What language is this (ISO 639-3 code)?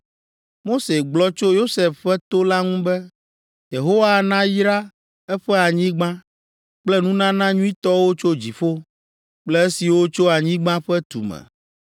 ewe